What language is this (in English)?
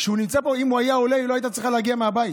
Hebrew